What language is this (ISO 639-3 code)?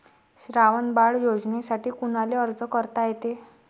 mar